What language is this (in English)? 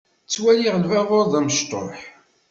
Kabyle